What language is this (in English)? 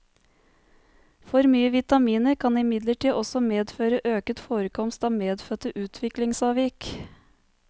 Norwegian